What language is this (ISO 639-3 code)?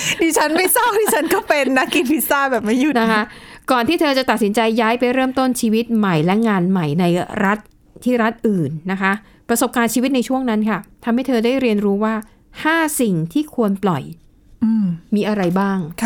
tha